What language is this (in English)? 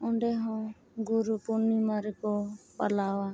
Santali